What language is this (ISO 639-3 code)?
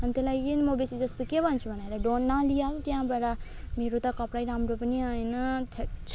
nep